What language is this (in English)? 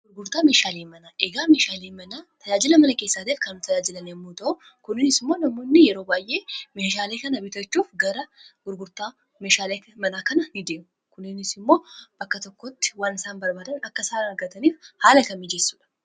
Oromo